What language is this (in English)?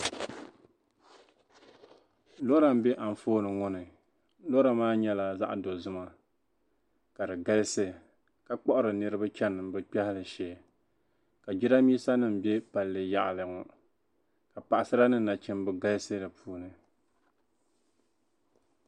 Dagbani